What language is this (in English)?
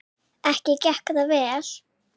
Icelandic